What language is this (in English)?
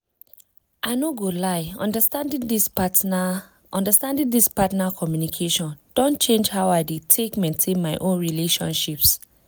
Nigerian Pidgin